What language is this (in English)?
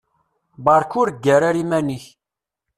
Kabyle